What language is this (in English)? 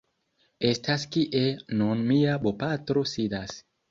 Esperanto